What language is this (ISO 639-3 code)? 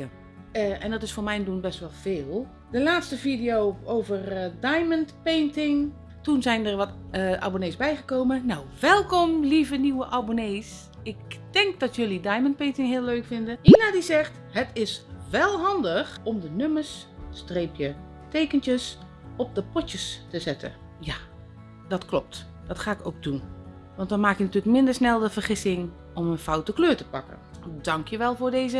nld